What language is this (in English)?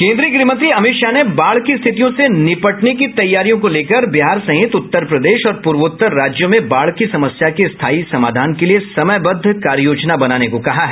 Hindi